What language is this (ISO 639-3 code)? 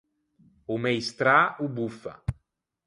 lij